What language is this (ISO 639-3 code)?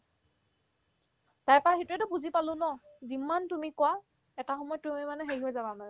asm